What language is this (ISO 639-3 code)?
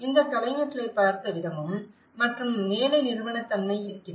tam